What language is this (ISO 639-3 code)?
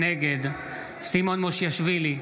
heb